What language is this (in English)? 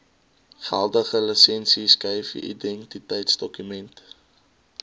Afrikaans